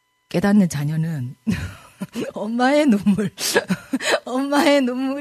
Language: Korean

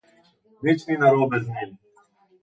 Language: Slovenian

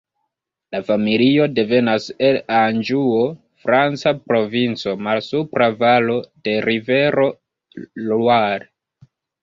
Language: Esperanto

